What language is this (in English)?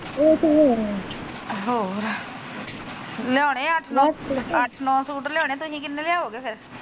Punjabi